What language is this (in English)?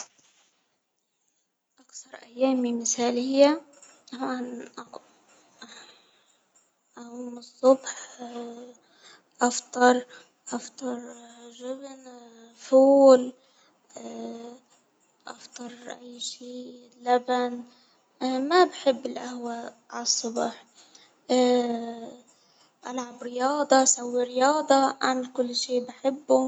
Hijazi Arabic